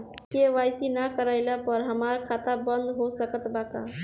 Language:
Bhojpuri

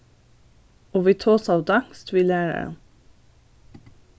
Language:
Faroese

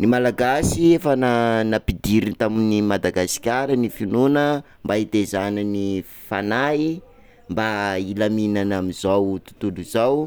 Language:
Sakalava Malagasy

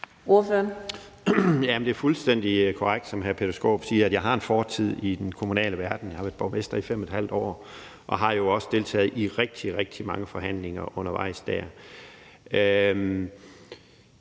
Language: Danish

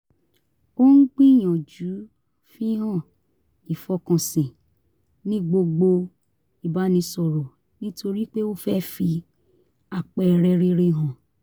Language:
Yoruba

